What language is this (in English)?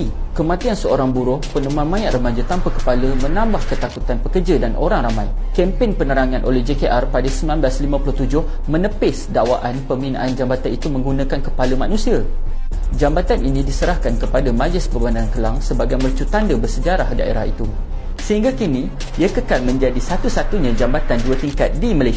Malay